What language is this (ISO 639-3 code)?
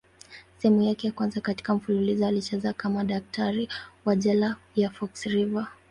swa